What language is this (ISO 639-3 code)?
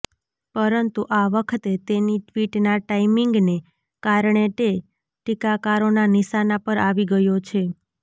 guj